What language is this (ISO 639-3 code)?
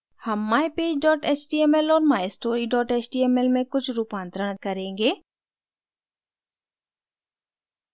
hin